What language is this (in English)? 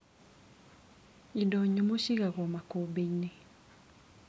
Kikuyu